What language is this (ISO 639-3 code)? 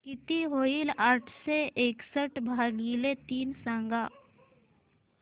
mar